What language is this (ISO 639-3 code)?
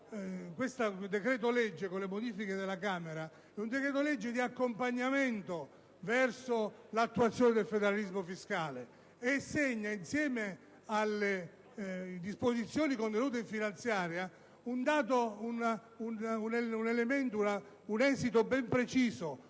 ita